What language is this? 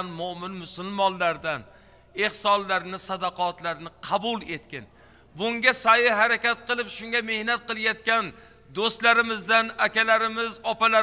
Turkish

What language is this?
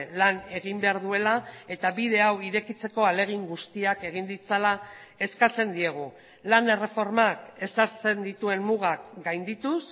Basque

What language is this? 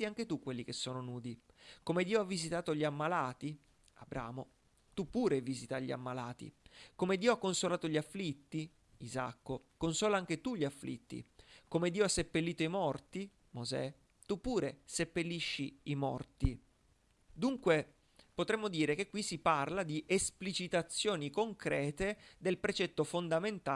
Italian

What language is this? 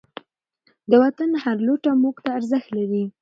Pashto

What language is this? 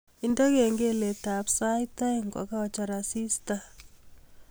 Kalenjin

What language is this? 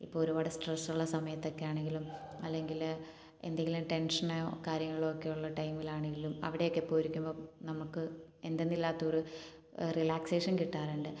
Malayalam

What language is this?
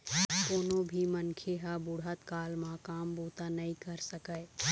Chhattisgarhi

